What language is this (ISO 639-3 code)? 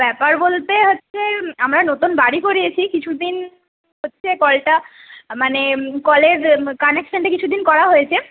ben